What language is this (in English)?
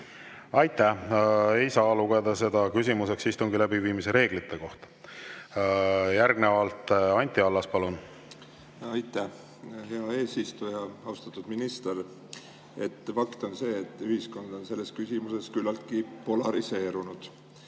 Estonian